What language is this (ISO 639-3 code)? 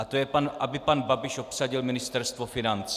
ces